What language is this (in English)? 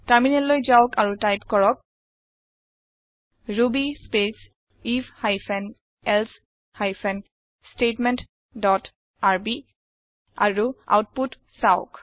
Assamese